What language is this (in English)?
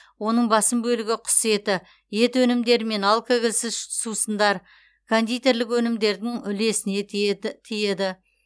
Kazakh